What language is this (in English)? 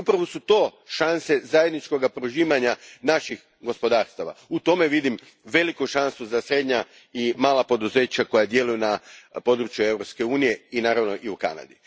Croatian